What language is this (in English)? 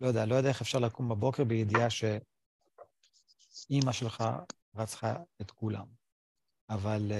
Hebrew